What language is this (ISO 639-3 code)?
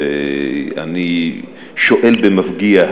heb